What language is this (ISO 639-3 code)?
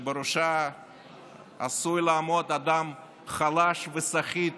heb